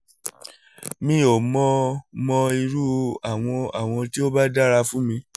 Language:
Yoruba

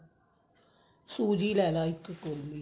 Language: Punjabi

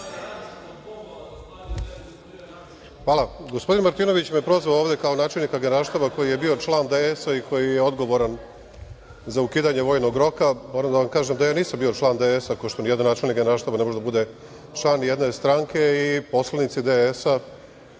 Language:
Serbian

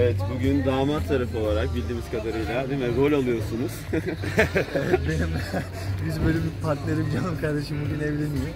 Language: Turkish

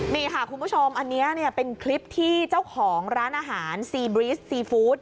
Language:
Thai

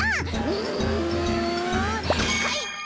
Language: Japanese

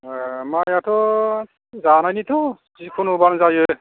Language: Bodo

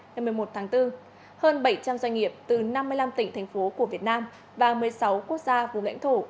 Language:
Vietnamese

